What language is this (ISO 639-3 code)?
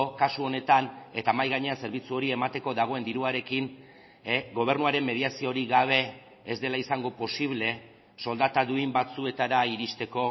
eus